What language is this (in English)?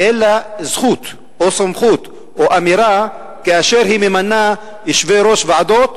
Hebrew